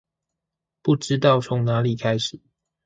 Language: Chinese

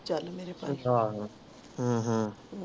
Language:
Punjabi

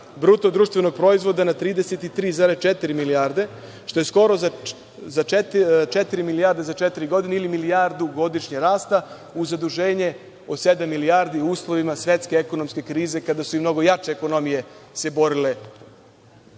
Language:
Serbian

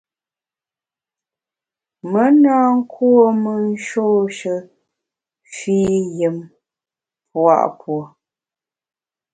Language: Bamun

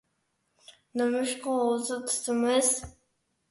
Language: Uyghur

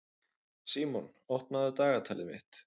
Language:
Icelandic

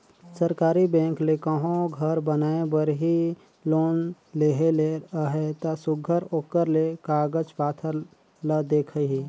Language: Chhattisgarhi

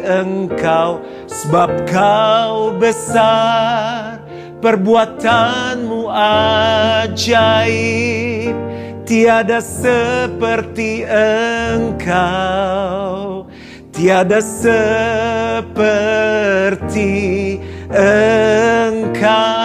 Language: Indonesian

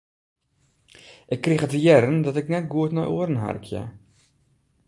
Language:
Western Frisian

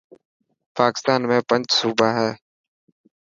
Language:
Dhatki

